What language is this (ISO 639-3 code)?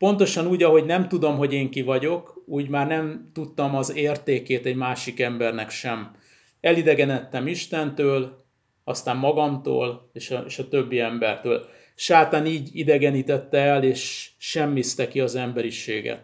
hun